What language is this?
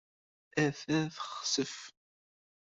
Kabyle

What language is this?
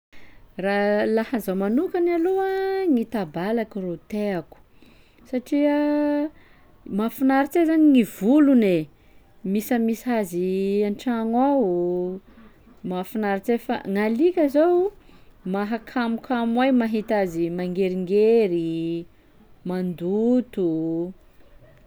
Sakalava Malagasy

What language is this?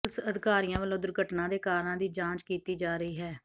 Punjabi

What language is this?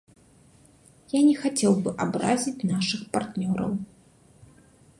Belarusian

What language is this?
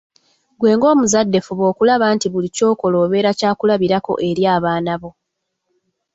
Ganda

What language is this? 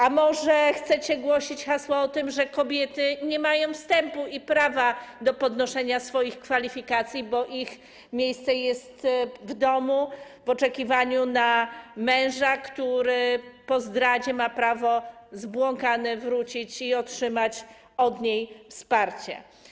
Polish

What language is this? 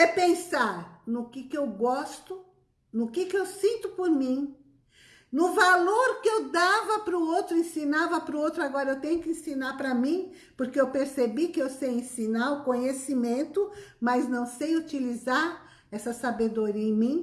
Portuguese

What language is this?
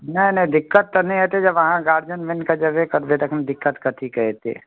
Maithili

